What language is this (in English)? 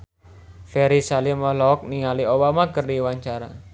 Sundanese